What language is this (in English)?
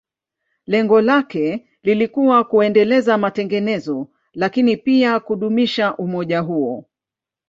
Swahili